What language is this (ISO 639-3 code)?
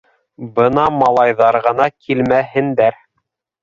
bak